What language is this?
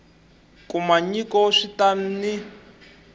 Tsonga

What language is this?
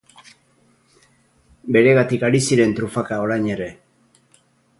Basque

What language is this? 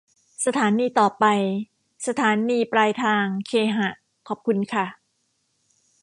Thai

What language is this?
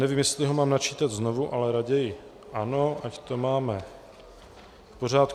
Czech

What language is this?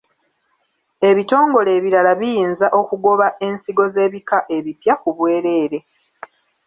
Ganda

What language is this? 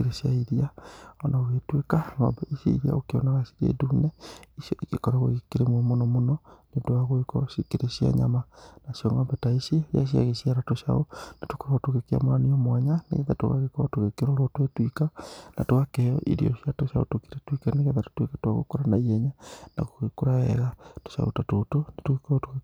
Kikuyu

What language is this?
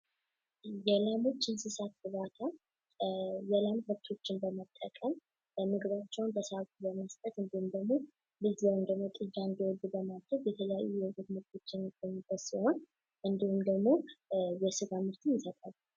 Amharic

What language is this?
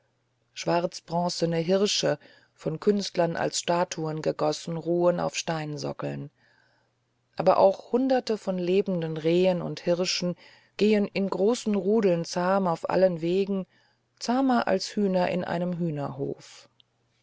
German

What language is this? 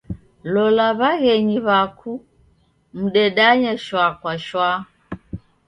Taita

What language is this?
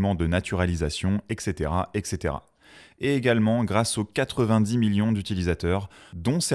French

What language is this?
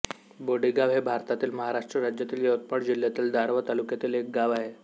Marathi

